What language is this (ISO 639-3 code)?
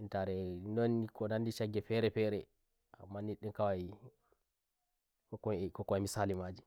fuv